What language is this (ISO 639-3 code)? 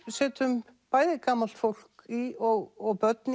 isl